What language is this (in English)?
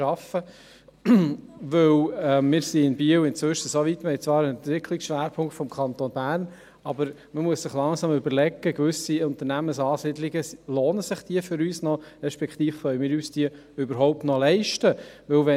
Swiss German